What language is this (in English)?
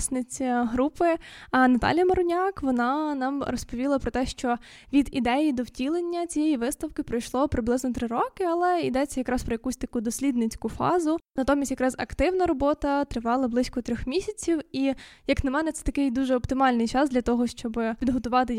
Ukrainian